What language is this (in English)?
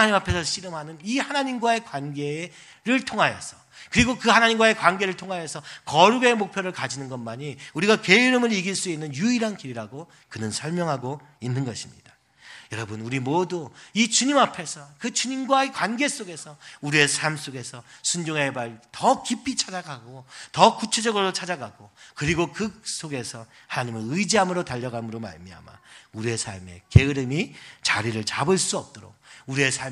Korean